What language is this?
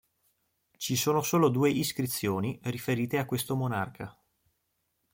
Italian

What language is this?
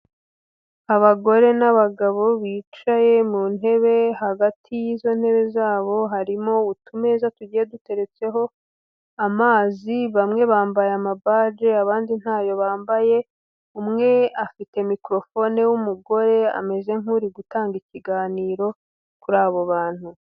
Kinyarwanda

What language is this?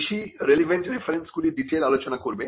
Bangla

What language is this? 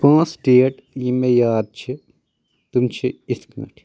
Kashmiri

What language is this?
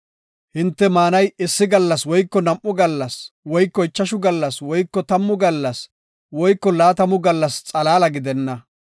Gofa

